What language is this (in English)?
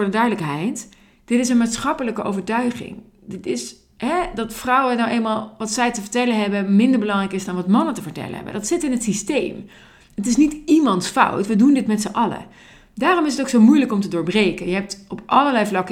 Dutch